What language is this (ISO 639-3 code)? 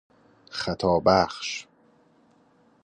fas